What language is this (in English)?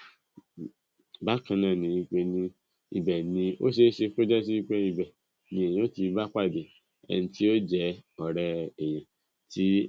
Yoruba